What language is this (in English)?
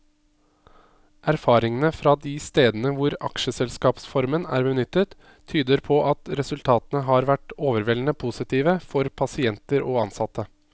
Norwegian